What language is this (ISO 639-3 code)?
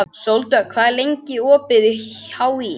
isl